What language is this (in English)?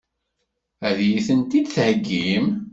Kabyle